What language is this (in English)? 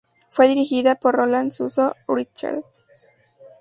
Spanish